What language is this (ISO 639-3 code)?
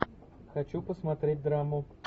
rus